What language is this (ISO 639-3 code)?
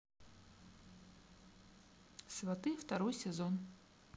rus